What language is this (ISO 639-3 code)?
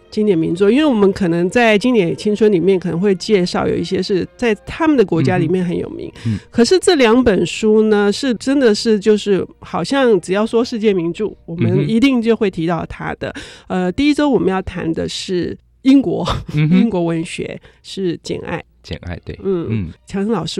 zho